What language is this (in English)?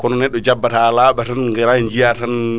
Fula